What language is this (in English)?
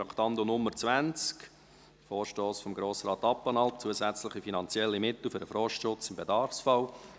Swiss German